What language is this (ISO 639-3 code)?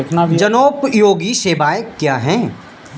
hin